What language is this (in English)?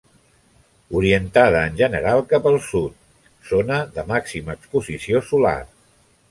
Catalan